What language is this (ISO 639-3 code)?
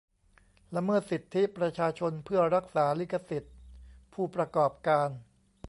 tha